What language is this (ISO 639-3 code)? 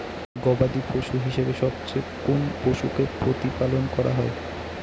ben